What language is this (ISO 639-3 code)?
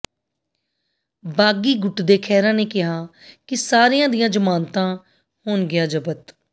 pan